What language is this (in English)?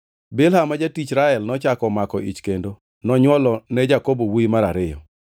Luo (Kenya and Tanzania)